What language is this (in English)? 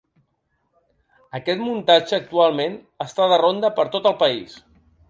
Catalan